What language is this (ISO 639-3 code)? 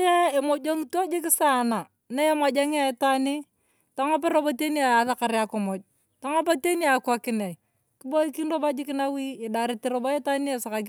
tuv